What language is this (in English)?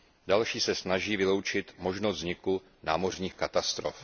Czech